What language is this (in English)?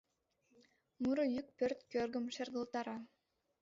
Mari